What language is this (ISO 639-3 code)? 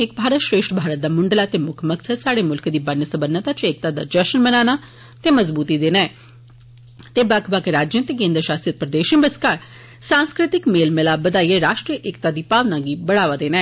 doi